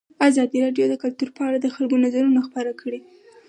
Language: Pashto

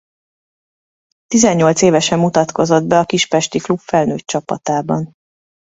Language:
Hungarian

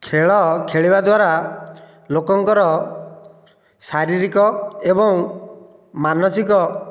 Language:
Odia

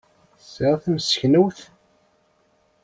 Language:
Kabyle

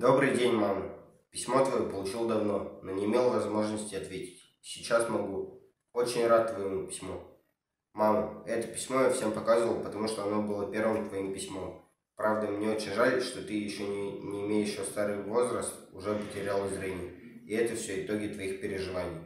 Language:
Russian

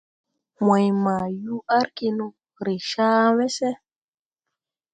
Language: Tupuri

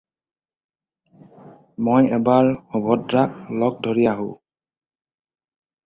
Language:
Assamese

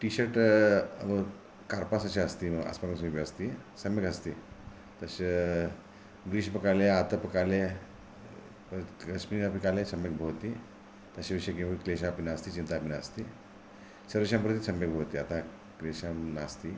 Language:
Sanskrit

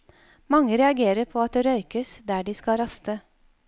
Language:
Norwegian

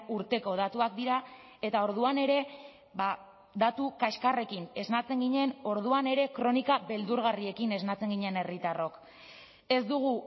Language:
Basque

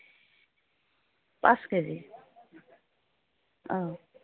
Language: Assamese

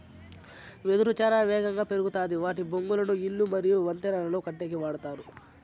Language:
Telugu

